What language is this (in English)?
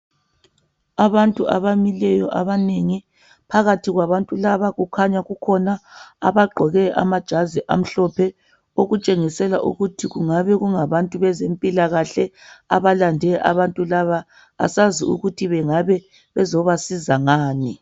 North Ndebele